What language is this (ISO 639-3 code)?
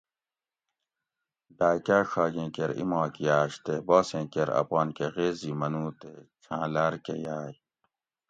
gwc